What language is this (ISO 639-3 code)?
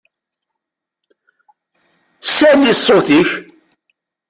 kab